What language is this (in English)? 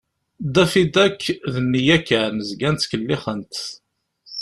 Kabyle